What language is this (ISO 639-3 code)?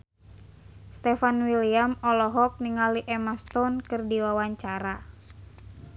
sun